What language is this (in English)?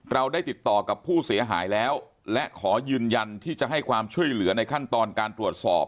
Thai